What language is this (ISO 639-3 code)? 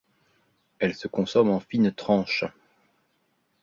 fra